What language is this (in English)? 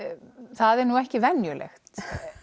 Icelandic